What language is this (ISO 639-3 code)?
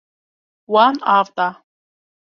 kur